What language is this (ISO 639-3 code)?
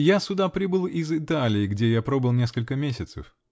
rus